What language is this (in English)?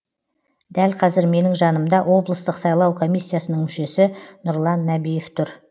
Kazakh